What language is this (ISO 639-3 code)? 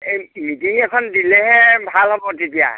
asm